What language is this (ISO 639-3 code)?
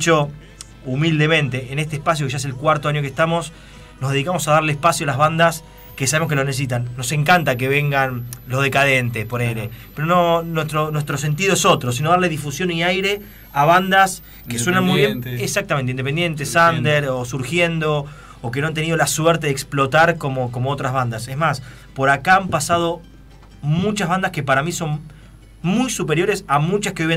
spa